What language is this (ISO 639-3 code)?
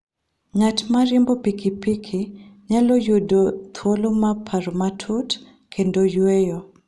luo